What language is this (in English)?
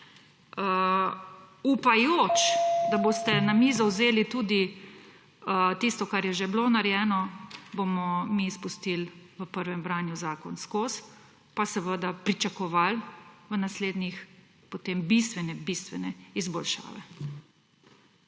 Slovenian